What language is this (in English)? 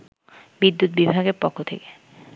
Bangla